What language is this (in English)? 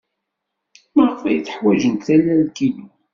Kabyle